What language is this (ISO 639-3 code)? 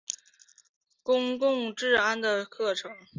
zho